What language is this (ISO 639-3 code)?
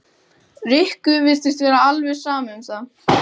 isl